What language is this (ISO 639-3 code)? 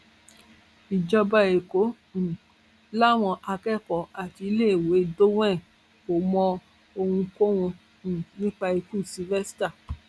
yor